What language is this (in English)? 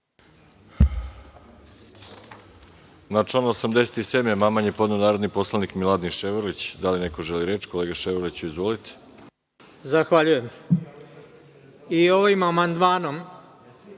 Serbian